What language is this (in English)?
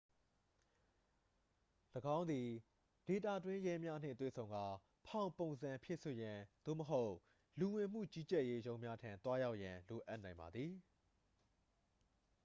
Burmese